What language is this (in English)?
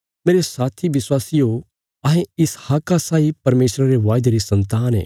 Bilaspuri